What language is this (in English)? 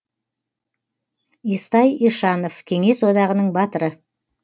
Kazakh